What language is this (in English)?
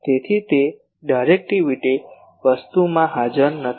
Gujarati